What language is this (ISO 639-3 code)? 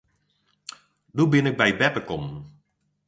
fry